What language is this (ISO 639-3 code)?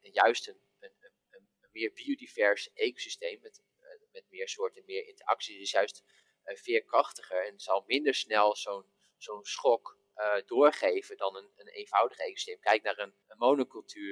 nld